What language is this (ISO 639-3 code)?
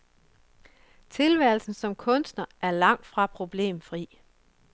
dan